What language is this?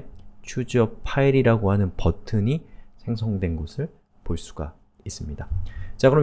Korean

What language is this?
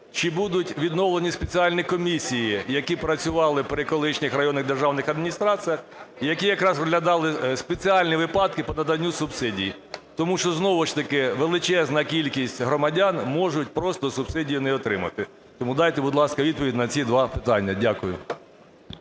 Ukrainian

